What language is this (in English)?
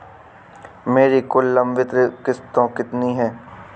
Hindi